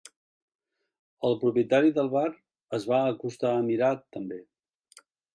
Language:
Catalan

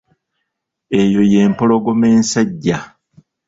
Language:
Ganda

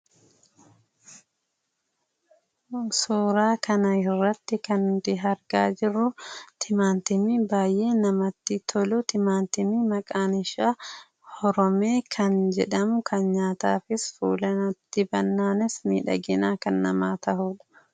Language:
Oromo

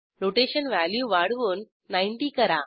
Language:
Marathi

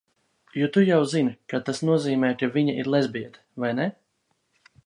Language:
Latvian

